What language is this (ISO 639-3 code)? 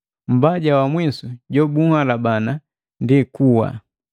mgv